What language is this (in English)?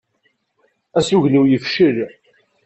Kabyle